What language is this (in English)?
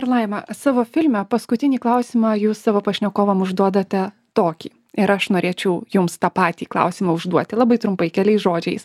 Lithuanian